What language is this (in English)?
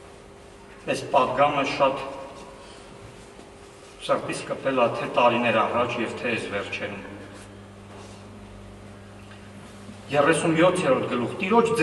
Romanian